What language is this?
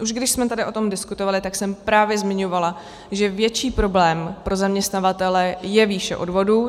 Czech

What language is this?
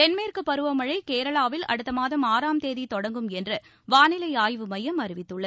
Tamil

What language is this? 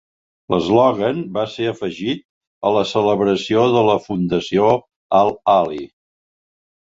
Catalan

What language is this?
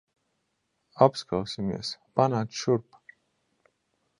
Latvian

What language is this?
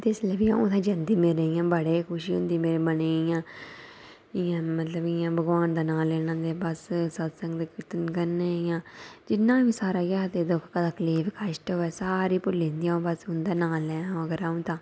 Dogri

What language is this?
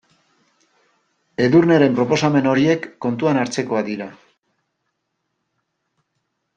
Basque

